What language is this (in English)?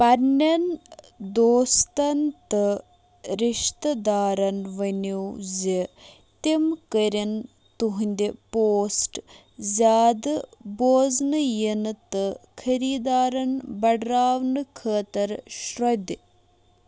Kashmiri